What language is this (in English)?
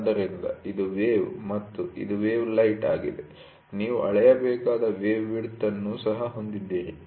Kannada